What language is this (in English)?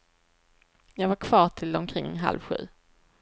Swedish